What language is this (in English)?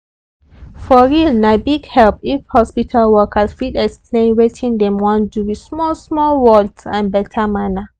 Nigerian Pidgin